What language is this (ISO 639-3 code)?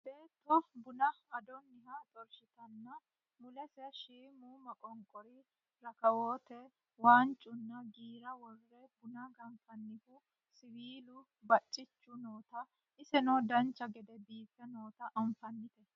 sid